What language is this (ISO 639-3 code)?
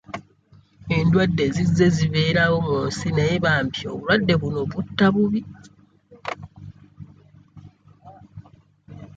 lug